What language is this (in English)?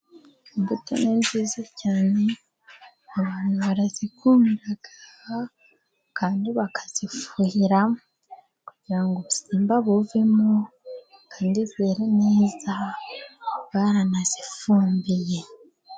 Kinyarwanda